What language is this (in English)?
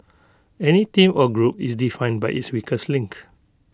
English